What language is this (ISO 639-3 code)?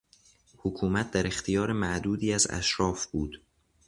fas